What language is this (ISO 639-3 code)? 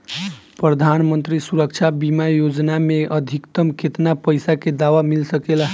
bho